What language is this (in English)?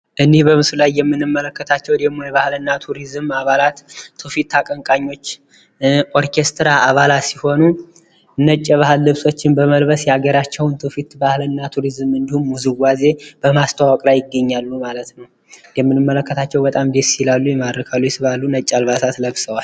Amharic